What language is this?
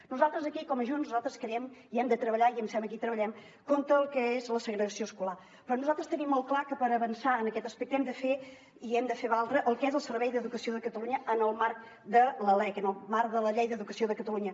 Catalan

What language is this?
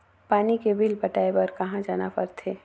Chhattisgarhi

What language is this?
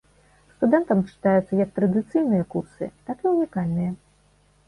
Belarusian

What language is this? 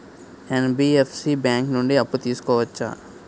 Telugu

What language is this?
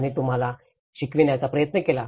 Marathi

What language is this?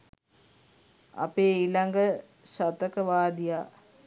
Sinhala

